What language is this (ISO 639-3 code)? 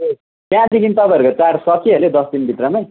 nep